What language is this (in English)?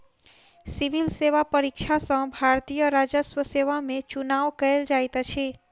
Maithili